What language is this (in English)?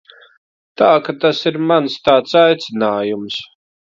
Latvian